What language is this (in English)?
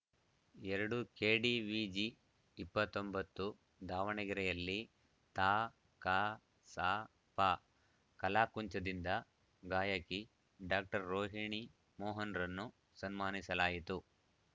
Kannada